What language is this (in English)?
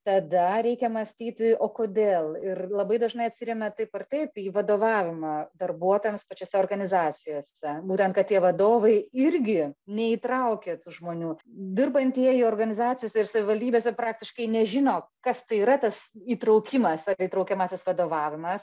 Lithuanian